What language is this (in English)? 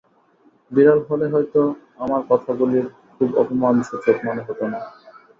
Bangla